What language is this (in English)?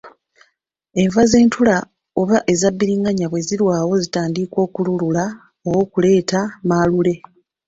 Ganda